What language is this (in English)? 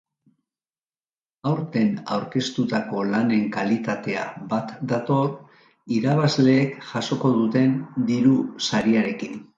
Basque